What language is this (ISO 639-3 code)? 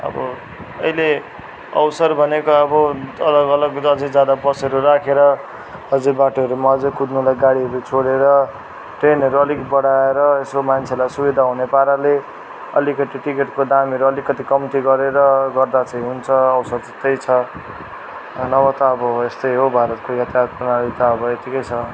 nep